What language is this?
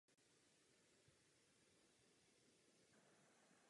Czech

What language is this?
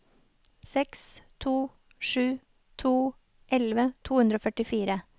Norwegian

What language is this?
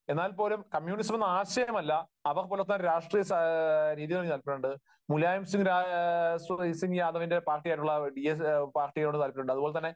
Malayalam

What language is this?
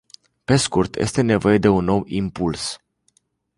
Romanian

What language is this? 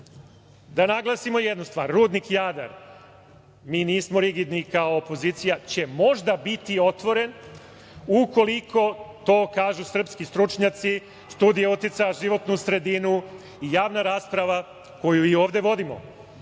Serbian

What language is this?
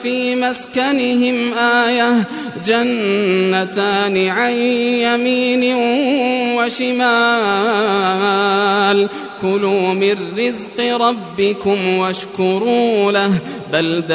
Arabic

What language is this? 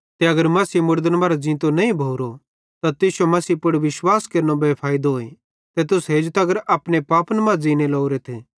Bhadrawahi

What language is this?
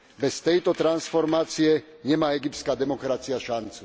Slovak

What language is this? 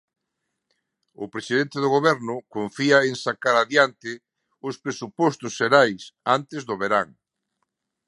Galician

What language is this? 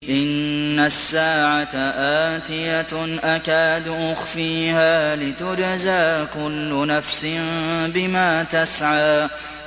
Arabic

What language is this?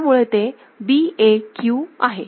Marathi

